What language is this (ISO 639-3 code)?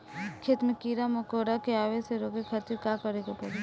bho